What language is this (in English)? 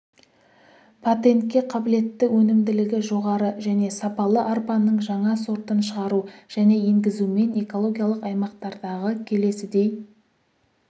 Kazakh